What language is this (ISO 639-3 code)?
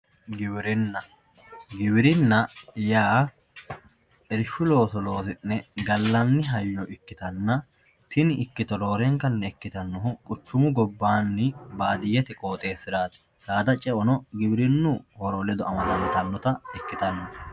sid